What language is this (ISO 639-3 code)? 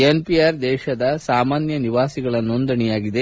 kan